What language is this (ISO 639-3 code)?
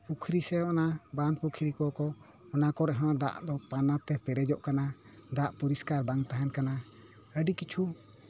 sat